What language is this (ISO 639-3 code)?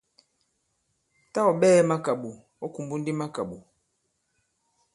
abb